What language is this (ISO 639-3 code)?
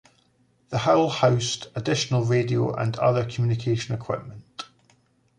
eng